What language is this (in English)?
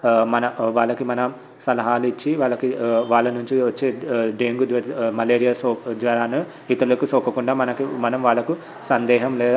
Telugu